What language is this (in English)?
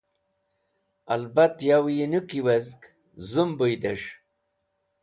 Wakhi